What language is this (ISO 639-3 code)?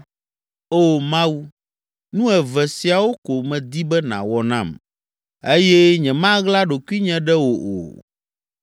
ewe